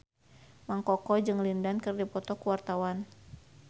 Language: Sundanese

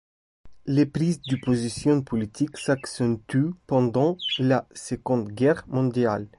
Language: French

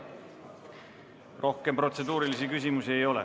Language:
Estonian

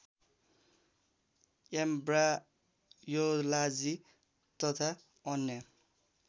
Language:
Nepali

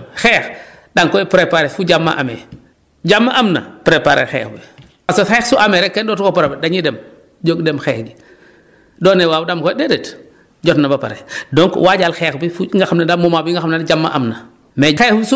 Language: Wolof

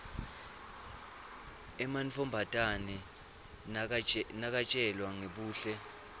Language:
Swati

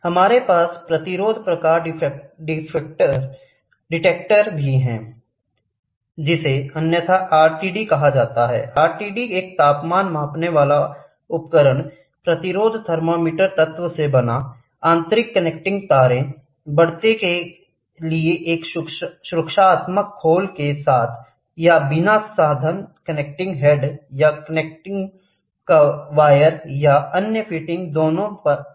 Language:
Hindi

